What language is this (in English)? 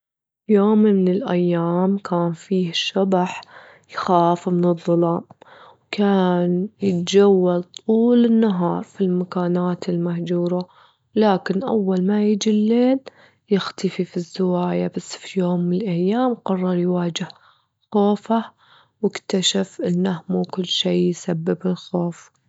Gulf Arabic